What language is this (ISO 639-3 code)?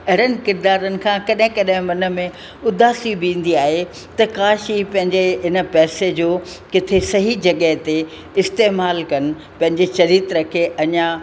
snd